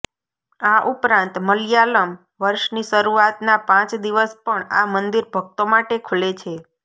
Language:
Gujarati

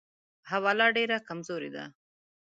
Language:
Pashto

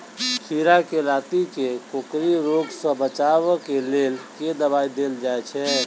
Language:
Maithili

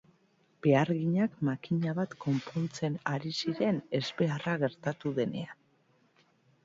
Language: Basque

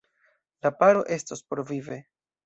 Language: Esperanto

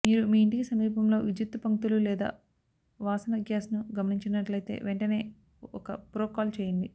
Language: Telugu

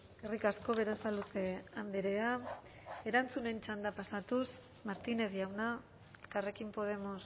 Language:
Basque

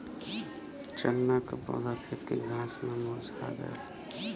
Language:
Bhojpuri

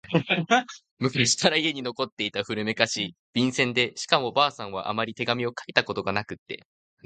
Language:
Japanese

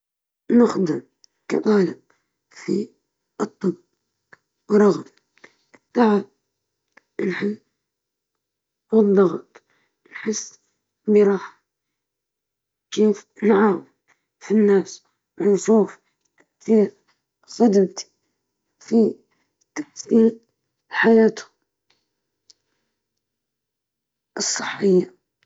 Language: Libyan Arabic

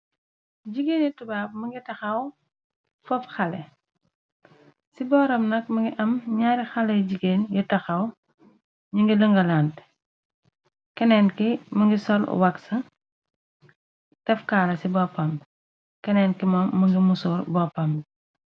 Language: Wolof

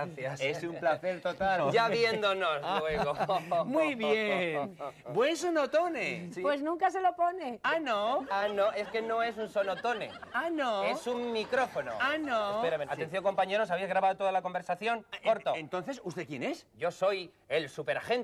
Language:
Spanish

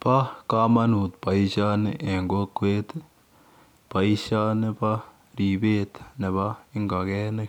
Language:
Kalenjin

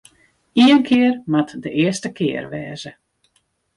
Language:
Western Frisian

